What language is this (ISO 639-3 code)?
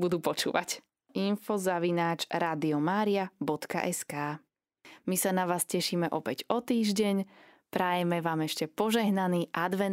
slk